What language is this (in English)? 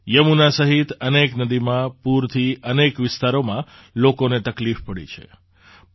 Gujarati